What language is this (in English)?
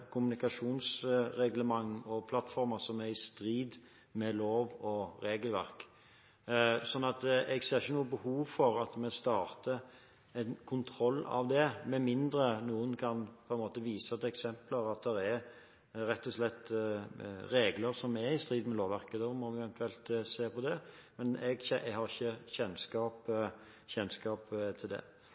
Norwegian Bokmål